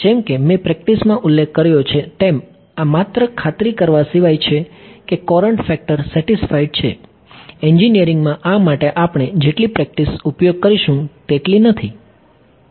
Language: Gujarati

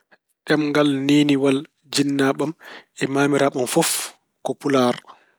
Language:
Fula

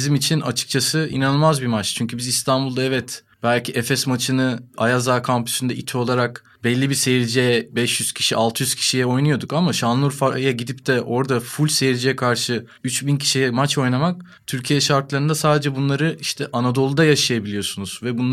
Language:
Turkish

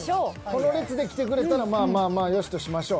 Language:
Japanese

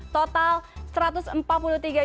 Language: Indonesian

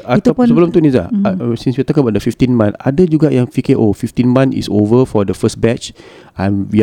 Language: Malay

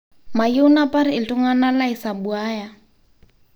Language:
Masai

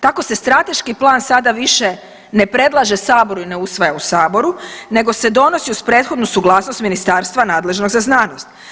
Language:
Croatian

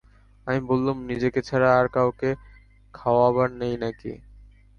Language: Bangla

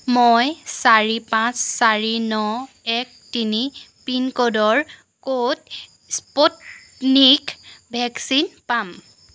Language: Assamese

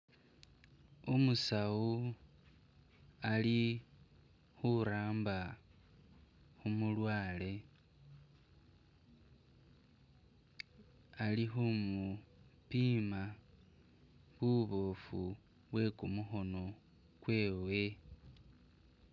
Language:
Masaaba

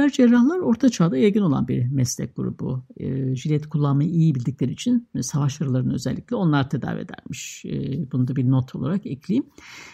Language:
Turkish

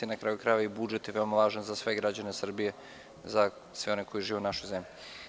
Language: Serbian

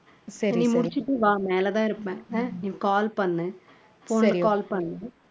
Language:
Tamil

